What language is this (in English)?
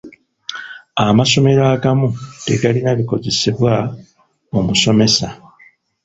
Ganda